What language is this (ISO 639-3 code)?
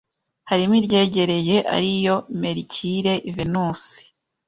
kin